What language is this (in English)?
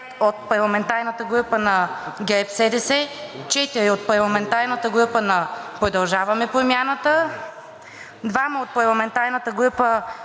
Bulgarian